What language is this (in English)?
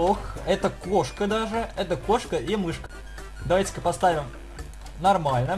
Russian